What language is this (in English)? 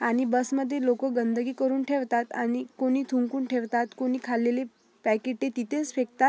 Marathi